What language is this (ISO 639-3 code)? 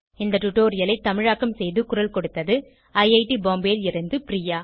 tam